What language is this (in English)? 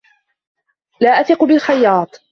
Arabic